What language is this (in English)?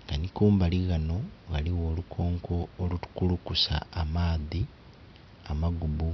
Soga